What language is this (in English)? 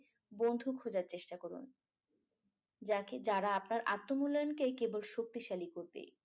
Bangla